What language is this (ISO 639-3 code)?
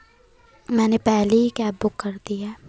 hin